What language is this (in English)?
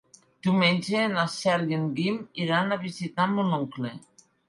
Catalan